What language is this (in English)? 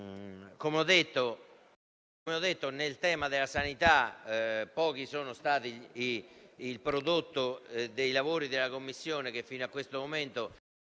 Italian